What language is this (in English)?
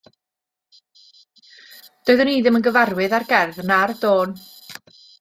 Welsh